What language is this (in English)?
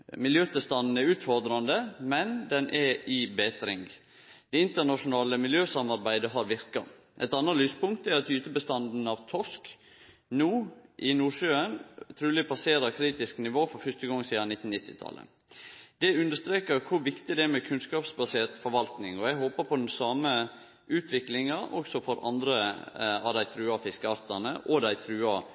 Norwegian Nynorsk